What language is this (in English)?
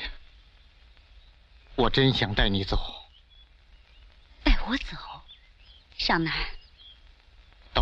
Chinese